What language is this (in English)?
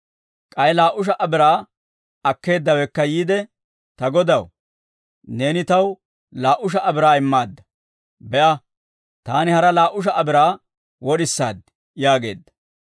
Dawro